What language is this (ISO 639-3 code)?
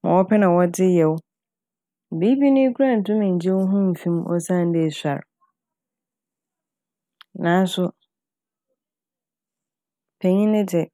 aka